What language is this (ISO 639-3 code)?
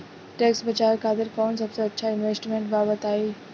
bho